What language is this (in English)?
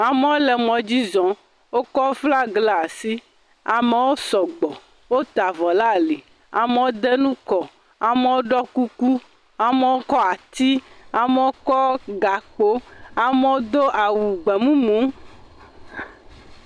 Ewe